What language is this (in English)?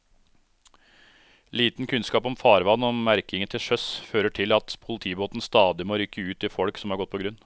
Norwegian